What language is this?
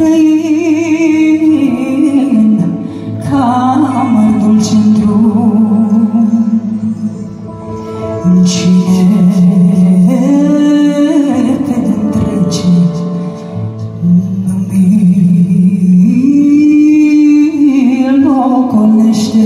Romanian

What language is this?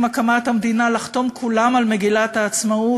Hebrew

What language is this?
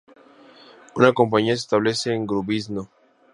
Spanish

